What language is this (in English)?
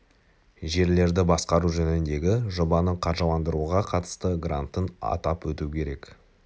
Kazakh